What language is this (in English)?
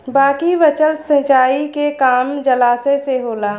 Bhojpuri